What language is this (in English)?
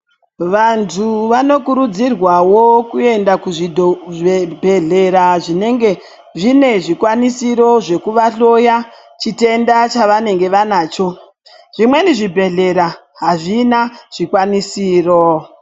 Ndau